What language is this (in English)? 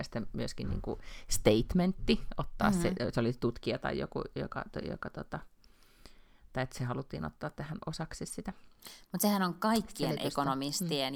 Finnish